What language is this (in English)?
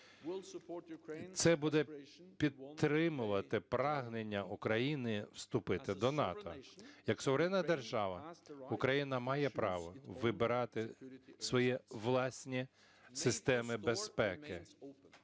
Ukrainian